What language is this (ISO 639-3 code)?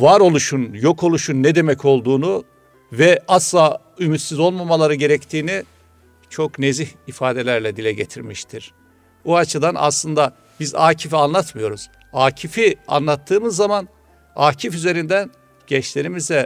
tur